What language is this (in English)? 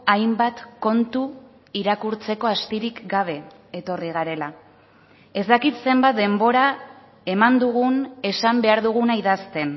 Basque